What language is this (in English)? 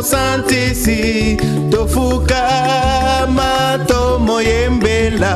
Lingala